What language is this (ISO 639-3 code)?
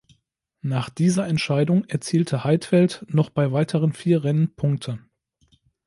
deu